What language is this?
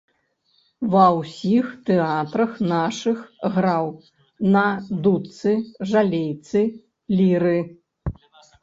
Belarusian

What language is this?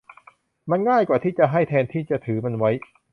Thai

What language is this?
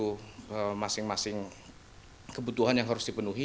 Indonesian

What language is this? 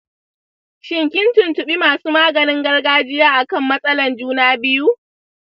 Hausa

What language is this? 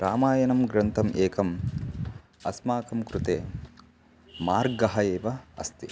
Sanskrit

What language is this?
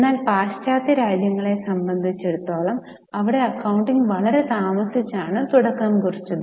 Malayalam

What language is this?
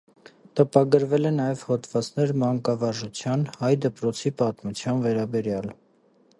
Armenian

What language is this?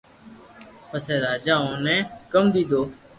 Loarki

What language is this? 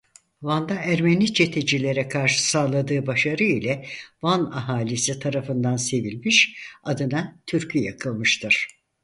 Turkish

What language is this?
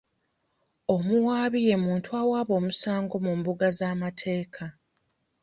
Ganda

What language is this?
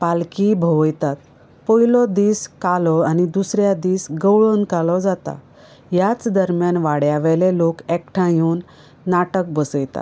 Konkani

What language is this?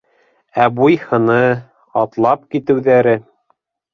Bashkir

